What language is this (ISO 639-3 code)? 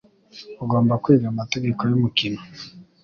kin